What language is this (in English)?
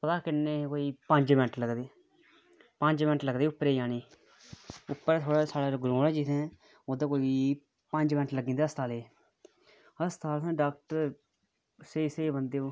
Dogri